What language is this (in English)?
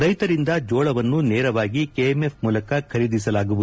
Kannada